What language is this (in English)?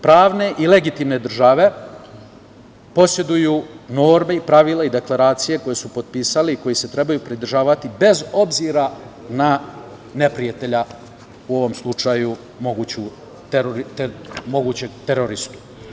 Serbian